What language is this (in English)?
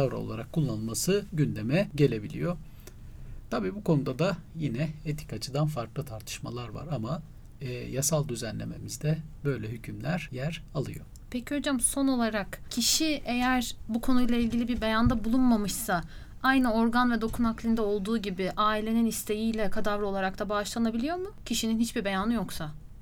Turkish